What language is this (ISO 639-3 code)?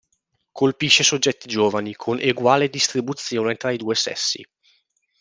ita